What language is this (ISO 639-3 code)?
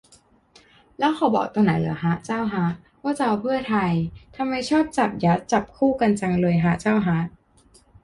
tha